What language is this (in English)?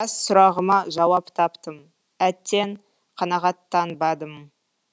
Kazakh